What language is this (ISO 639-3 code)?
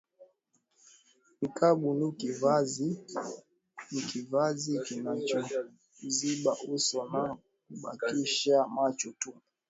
swa